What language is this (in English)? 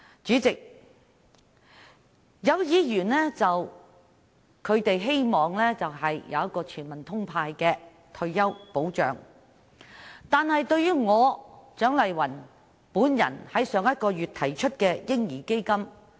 Cantonese